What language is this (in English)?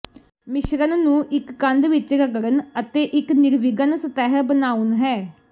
Punjabi